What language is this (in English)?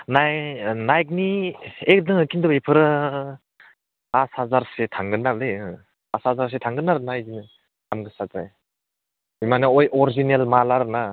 Bodo